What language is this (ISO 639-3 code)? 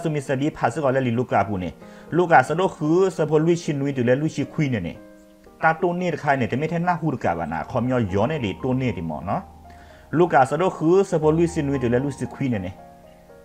tha